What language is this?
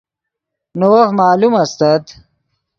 Yidgha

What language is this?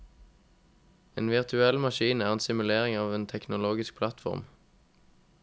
Norwegian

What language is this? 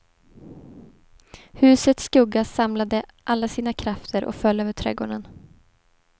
Swedish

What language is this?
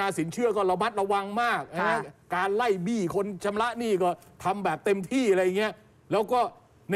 Thai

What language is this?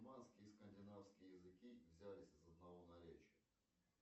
Russian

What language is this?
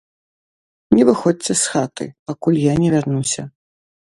Belarusian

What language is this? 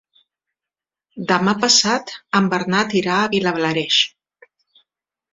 Catalan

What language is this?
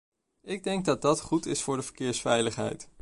Dutch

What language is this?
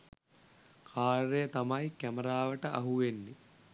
Sinhala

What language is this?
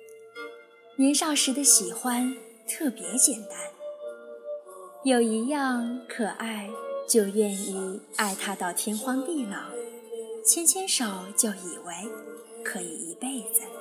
Chinese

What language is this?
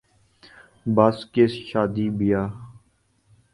Urdu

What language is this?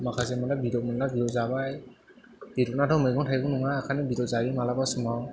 Bodo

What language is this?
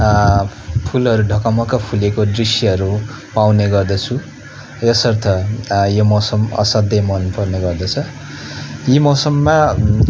Nepali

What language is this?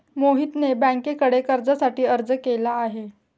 Marathi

